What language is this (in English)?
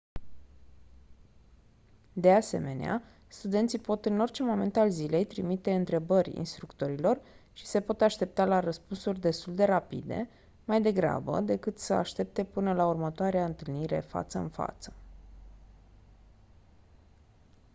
Romanian